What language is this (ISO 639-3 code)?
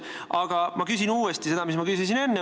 est